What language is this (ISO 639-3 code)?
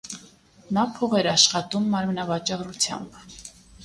hye